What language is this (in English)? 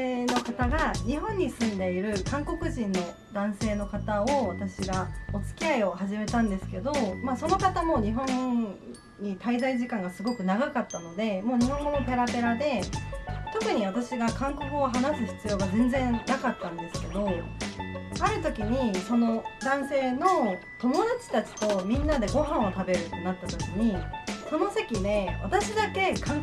Japanese